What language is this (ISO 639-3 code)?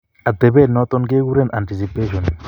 kln